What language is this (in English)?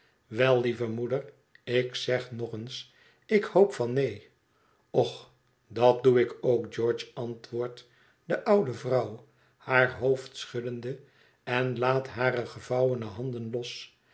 Dutch